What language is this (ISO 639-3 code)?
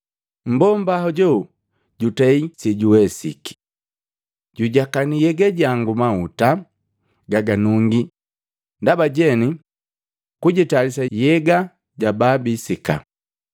mgv